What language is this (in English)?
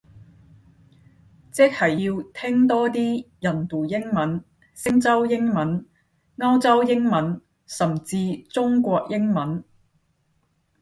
Cantonese